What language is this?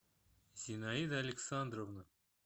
Russian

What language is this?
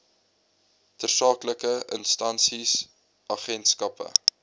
Afrikaans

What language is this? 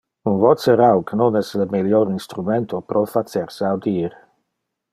Interlingua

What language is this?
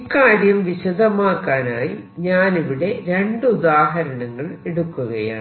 Malayalam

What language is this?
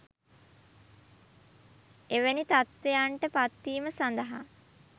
Sinhala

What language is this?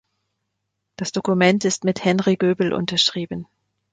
German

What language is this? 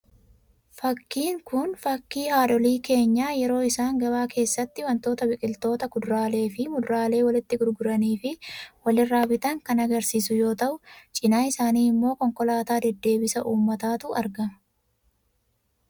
Oromo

